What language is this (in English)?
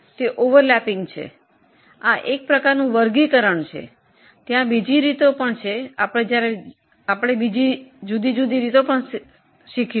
Gujarati